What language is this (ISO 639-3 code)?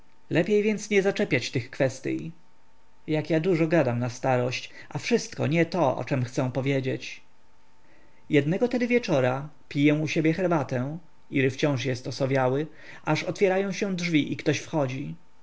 pol